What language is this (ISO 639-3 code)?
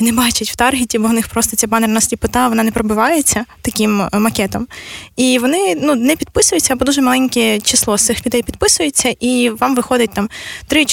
ukr